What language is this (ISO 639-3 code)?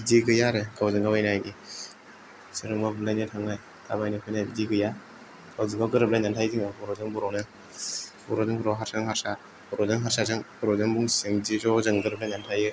brx